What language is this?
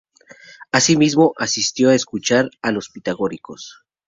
Spanish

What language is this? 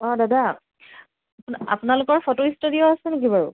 Assamese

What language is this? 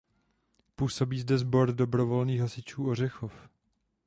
Czech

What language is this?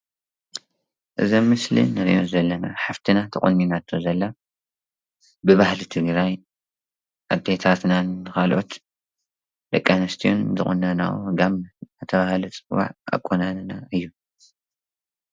Tigrinya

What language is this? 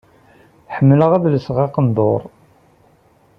Kabyle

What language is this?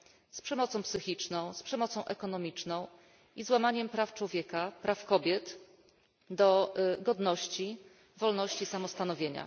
Polish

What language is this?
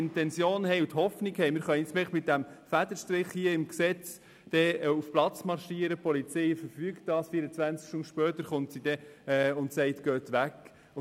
Swiss German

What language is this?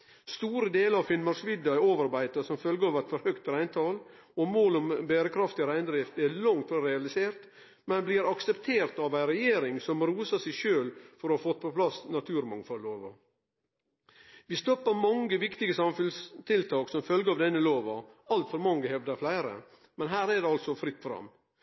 Norwegian Nynorsk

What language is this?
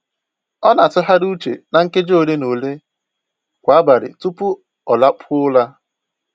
Igbo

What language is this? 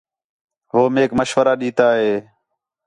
Khetrani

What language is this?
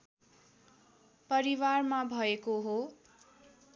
Nepali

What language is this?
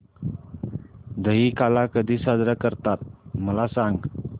Marathi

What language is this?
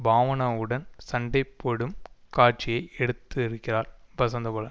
Tamil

